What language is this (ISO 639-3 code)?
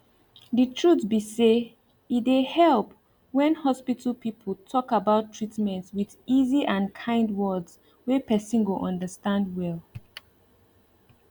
pcm